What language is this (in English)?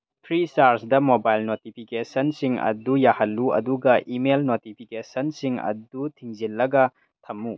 Manipuri